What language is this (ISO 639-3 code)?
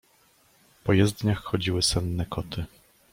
pol